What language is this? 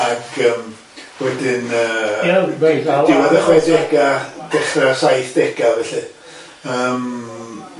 Welsh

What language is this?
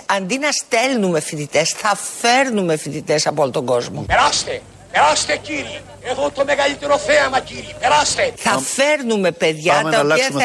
Greek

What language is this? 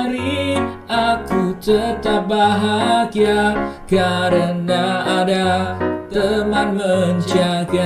Indonesian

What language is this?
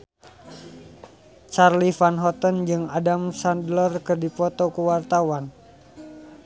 Sundanese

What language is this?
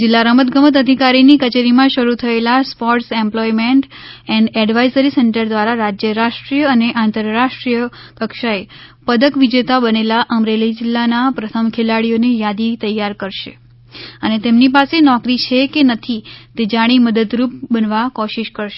Gujarati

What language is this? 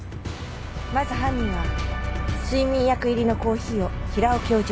Japanese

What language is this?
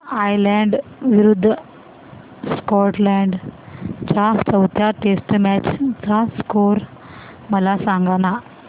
Marathi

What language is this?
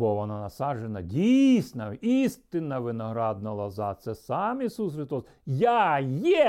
Ukrainian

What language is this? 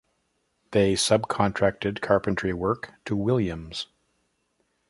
English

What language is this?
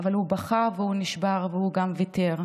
Hebrew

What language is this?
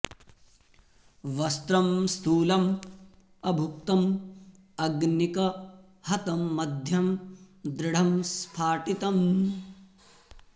Sanskrit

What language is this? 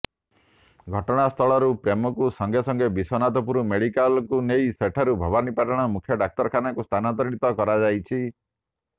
Odia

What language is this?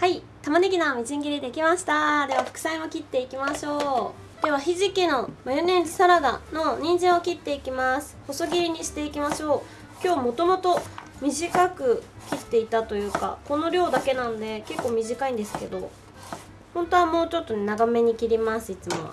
Japanese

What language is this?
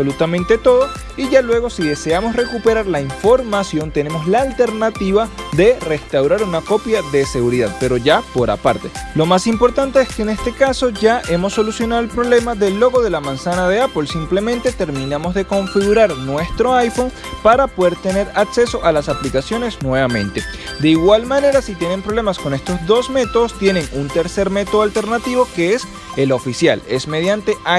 Spanish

